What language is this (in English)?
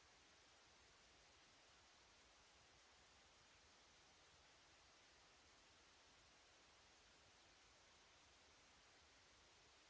Italian